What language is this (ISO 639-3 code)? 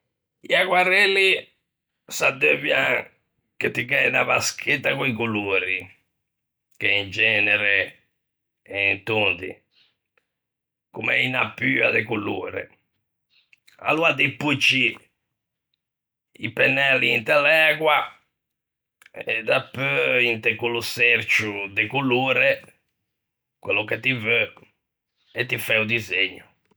lij